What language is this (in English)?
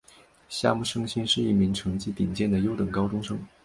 Chinese